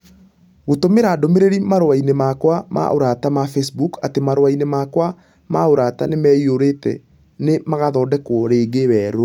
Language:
Kikuyu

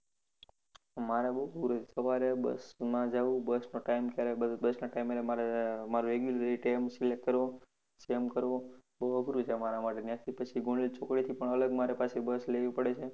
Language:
Gujarati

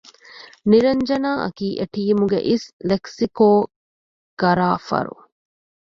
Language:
Divehi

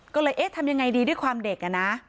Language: Thai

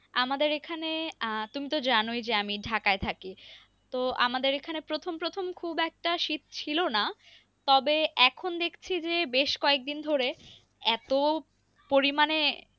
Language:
Bangla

